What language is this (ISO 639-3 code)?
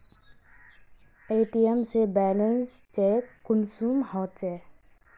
mag